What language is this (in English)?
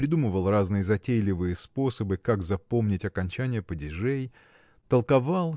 Russian